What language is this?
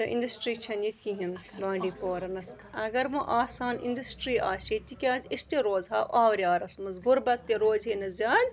Kashmiri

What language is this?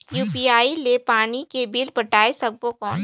Chhattisgarhi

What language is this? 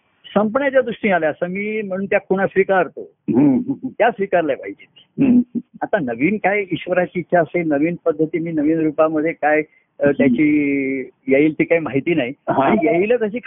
Marathi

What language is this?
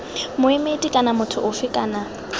Tswana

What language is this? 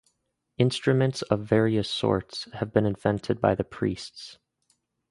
English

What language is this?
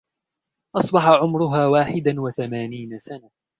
Arabic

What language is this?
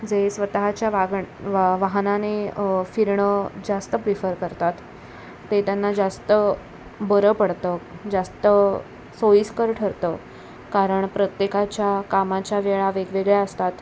Marathi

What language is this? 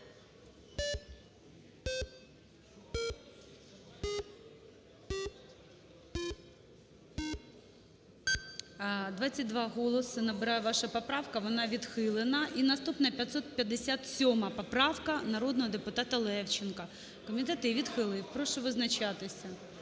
Ukrainian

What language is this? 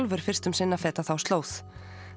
Icelandic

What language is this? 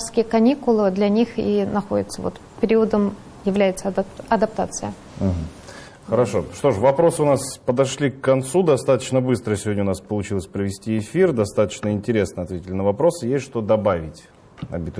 Russian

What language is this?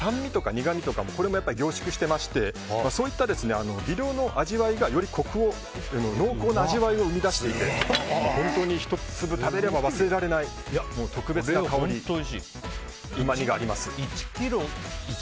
Japanese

